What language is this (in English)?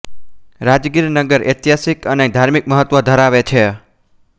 Gujarati